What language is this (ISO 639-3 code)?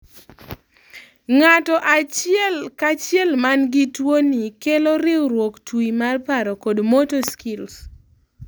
luo